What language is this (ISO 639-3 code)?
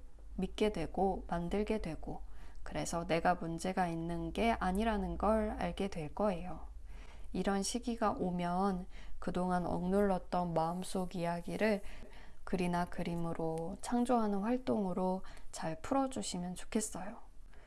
kor